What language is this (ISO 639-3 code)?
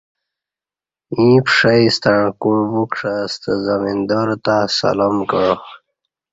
bsh